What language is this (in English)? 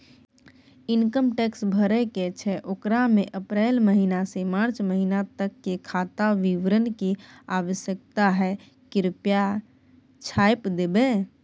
Maithili